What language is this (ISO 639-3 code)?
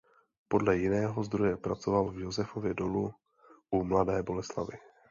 ces